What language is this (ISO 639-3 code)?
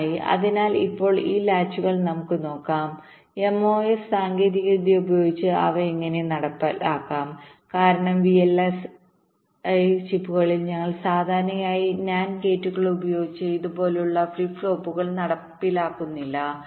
mal